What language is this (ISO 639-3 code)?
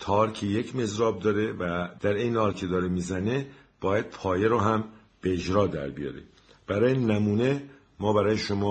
fas